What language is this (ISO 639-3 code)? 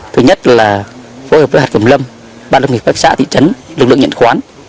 vie